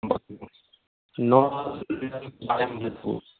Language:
Maithili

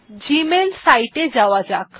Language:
Bangla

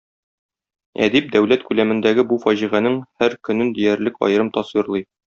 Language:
Tatar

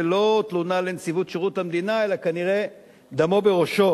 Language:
Hebrew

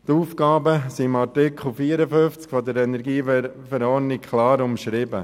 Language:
Swiss German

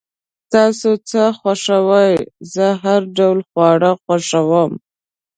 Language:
Pashto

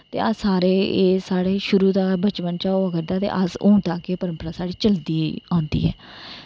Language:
Dogri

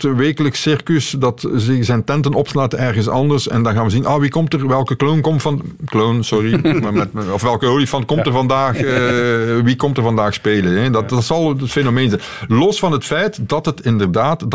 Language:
Dutch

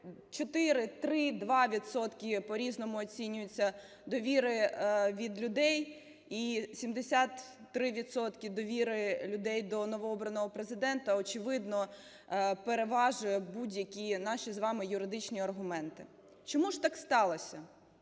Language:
Ukrainian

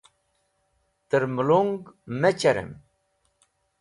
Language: Wakhi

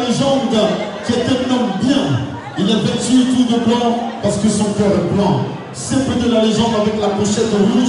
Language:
French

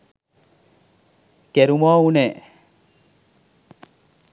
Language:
Sinhala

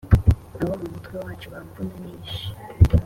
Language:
Kinyarwanda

